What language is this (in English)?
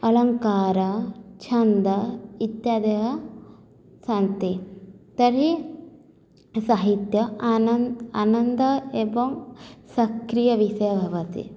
Sanskrit